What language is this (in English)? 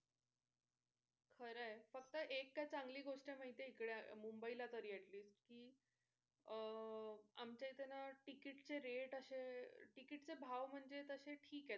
Marathi